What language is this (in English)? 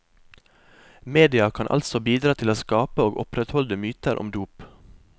Norwegian